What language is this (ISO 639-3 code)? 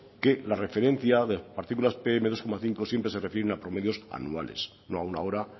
spa